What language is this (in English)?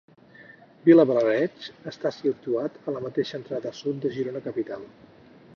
Catalan